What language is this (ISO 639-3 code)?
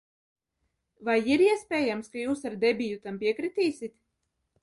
lav